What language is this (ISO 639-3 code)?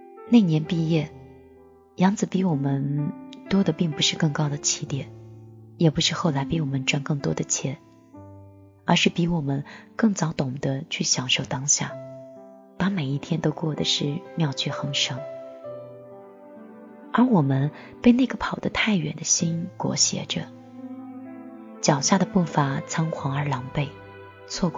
zho